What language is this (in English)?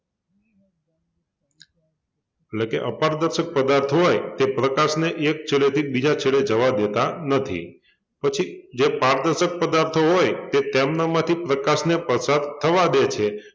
Gujarati